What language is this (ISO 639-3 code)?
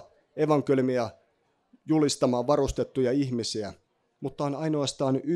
fin